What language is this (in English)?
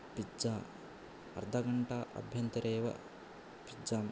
Sanskrit